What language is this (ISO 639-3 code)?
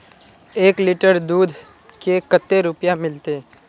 mag